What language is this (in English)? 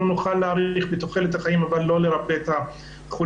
Hebrew